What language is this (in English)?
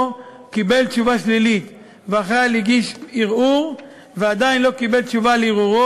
Hebrew